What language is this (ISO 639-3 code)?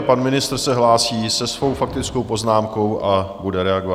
ces